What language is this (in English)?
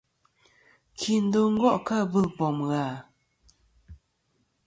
Kom